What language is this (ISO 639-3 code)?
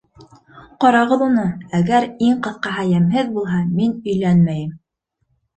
bak